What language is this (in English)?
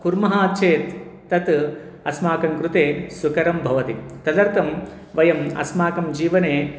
Sanskrit